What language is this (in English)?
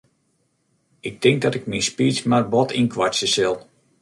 Western Frisian